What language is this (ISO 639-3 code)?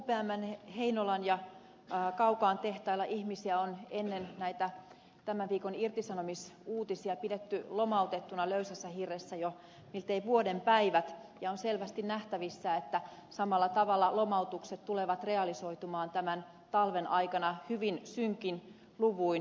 fin